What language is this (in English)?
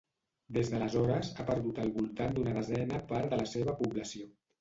Catalan